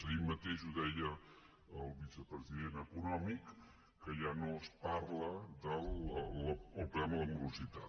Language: Catalan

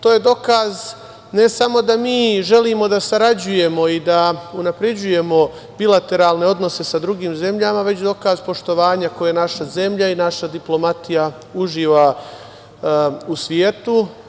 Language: Serbian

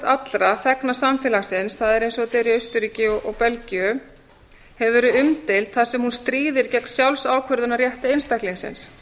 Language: Icelandic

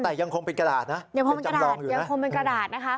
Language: Thai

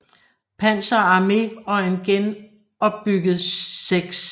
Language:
Danish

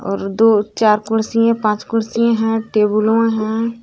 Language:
Hindi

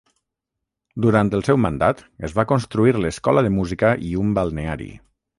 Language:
Catalan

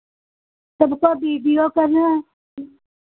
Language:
Hindi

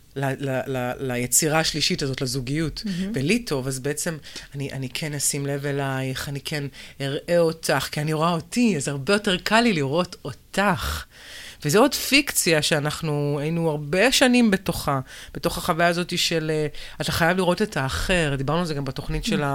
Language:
Hebrew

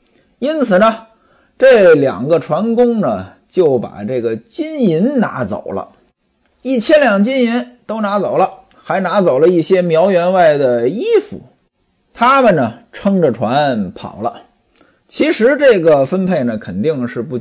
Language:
Chinese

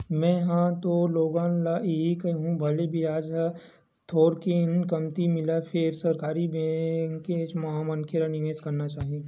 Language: Chhattisgarhi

